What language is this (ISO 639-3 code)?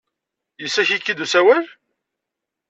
kab